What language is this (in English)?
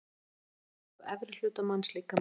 Icelandic